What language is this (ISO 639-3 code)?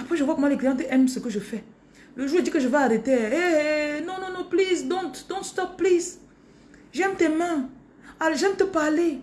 fra